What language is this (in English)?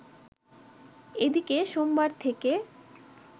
Bangla